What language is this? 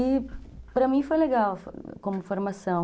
Portuguese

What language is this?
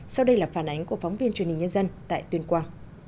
Vietnamese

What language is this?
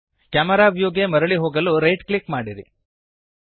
Kannada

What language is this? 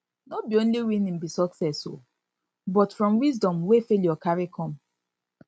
Nigerian Pidgin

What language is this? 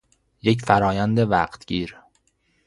Persian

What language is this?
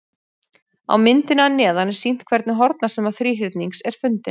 Icelandic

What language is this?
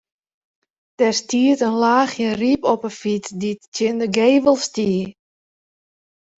Western Frisian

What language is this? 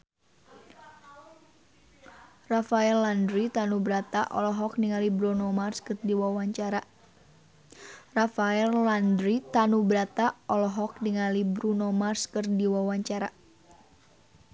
Sundanese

